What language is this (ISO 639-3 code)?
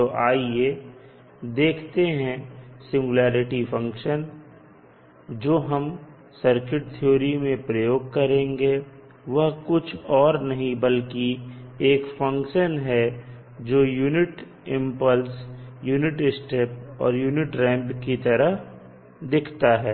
hin